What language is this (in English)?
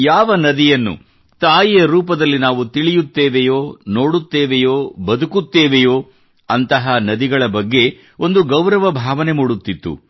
Kannada